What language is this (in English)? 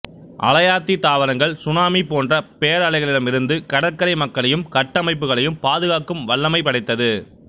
Tamil